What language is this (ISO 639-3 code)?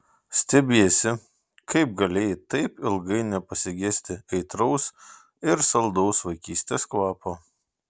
lit